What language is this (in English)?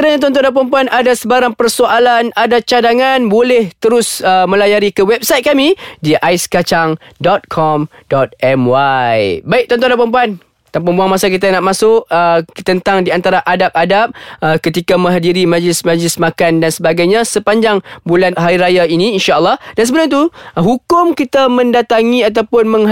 Malay